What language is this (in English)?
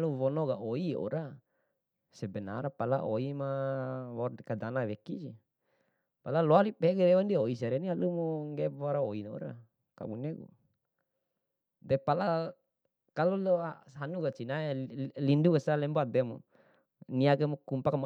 Bima